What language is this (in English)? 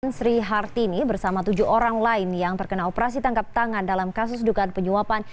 Indonesian